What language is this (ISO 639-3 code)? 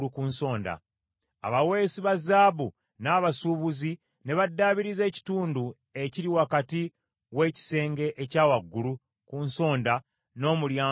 lug